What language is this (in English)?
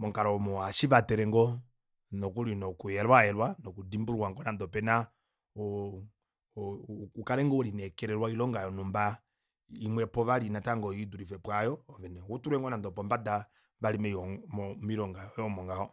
Kuanyama